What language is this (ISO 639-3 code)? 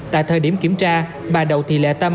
vie